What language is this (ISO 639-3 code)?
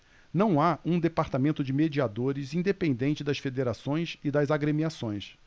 por